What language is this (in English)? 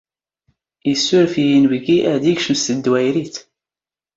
Standard Moroccan Tamazight